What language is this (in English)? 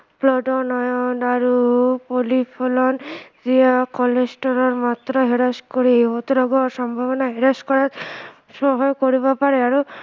Assamese